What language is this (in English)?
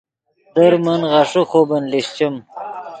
Yidgha